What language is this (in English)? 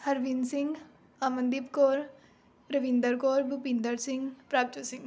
Punjabi